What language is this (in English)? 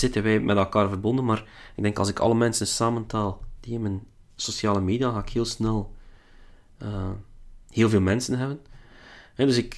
Dutch